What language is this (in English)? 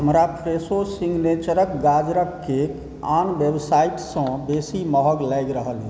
Maithili